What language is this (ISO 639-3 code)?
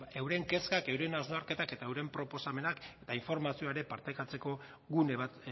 eus